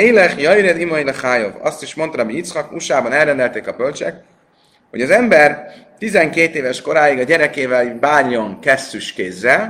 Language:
Hungarian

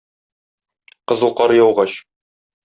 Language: Tatar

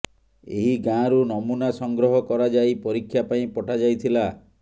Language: Odia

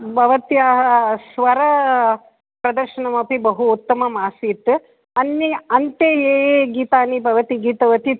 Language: Sanskrit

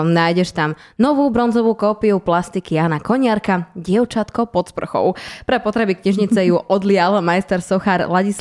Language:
Slovak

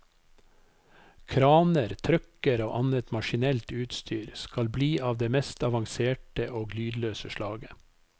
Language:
Norwegian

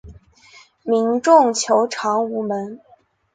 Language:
Chinese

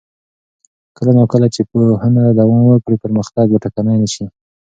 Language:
Pashto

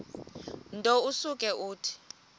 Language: Xhosa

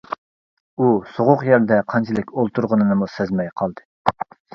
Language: Uyghur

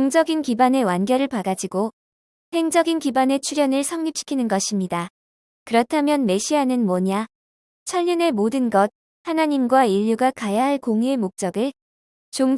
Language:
Korean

